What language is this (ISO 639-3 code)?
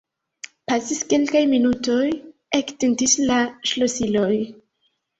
epo